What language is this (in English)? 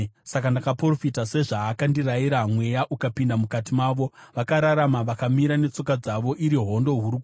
Shona